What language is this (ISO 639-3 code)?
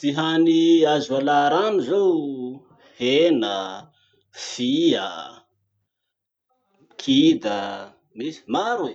msh